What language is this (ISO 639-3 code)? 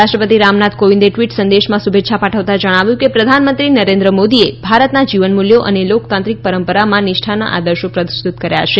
guj